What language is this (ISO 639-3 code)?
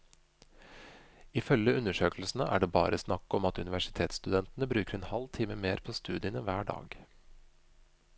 nor